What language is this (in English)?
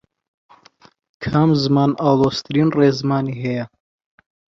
Central Kurdish